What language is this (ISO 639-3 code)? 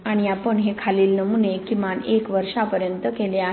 mar